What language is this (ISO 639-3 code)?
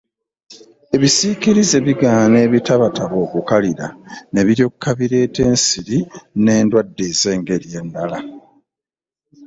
lug